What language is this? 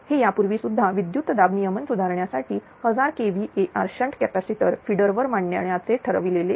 Marathi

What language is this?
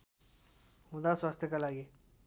Nepali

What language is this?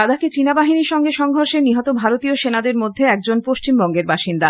Bangla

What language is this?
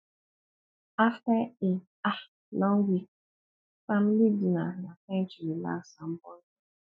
Nigerian Pidgin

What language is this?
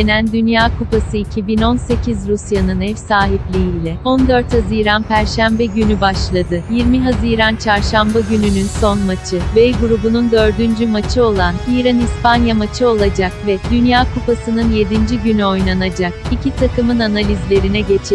Turkish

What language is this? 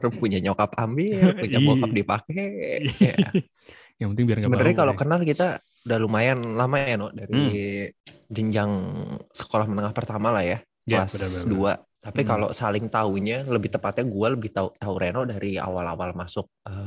Indonesian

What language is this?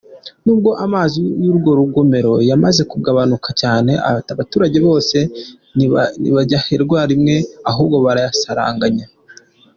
Kinyarwanda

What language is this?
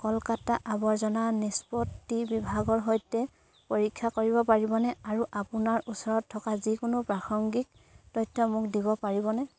Assamese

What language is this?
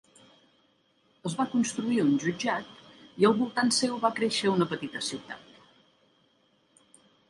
Catalan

